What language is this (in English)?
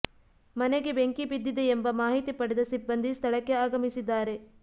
Kannada